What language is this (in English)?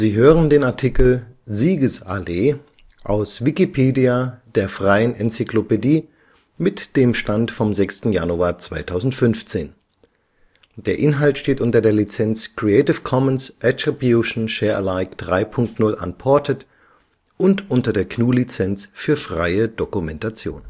German